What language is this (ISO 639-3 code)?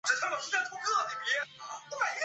zho